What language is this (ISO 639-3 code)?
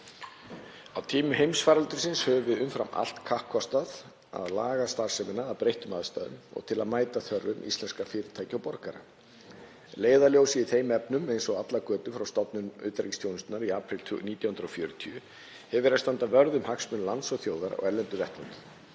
isl